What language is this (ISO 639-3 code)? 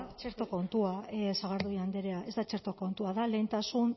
eus